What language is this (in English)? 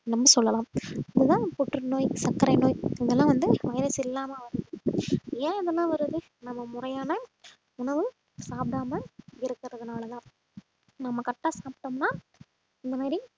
Tamil